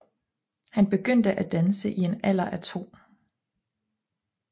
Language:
Danish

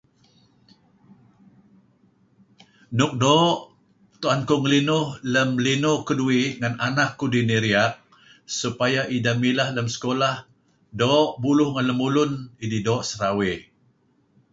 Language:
Kelabit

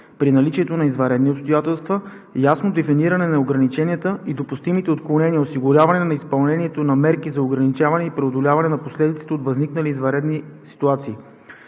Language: Bulgarian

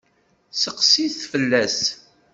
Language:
Kabyle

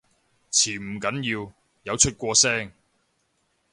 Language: Cantonese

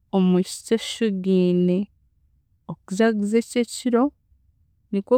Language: Chiga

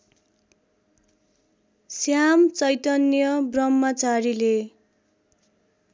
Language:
Nepali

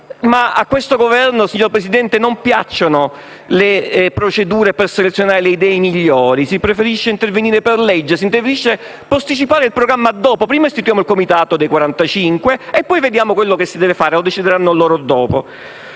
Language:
Italian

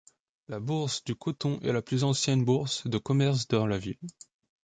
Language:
French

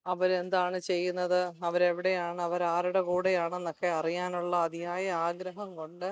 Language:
Malayalam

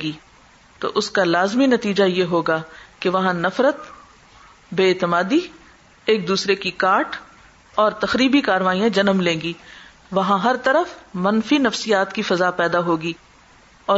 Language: Urdu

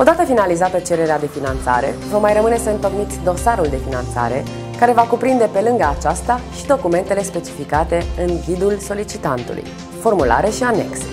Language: Romanian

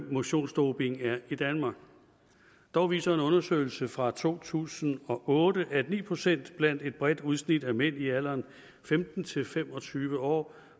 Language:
Danish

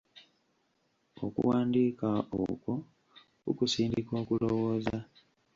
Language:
Ganda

